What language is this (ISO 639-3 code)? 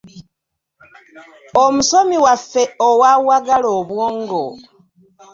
lug